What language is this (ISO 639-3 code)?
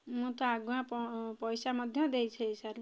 ori